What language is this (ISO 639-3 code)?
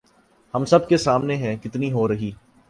urd